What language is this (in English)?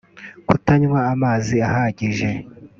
Kinyarwanda